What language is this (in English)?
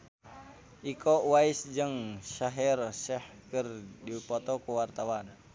Sundanese